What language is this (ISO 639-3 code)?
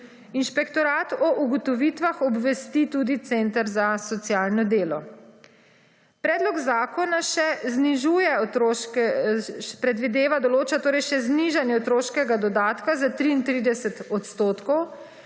slv